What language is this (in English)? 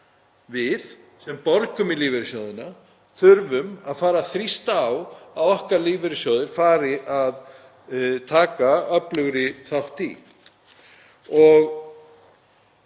Icelandic